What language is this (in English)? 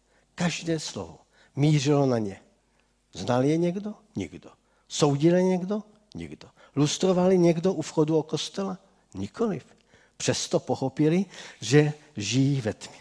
Czech